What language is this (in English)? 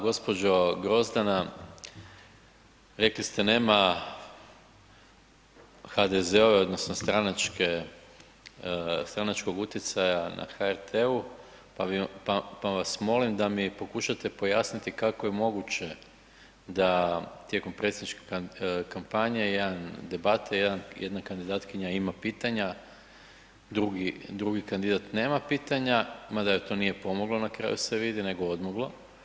Croatian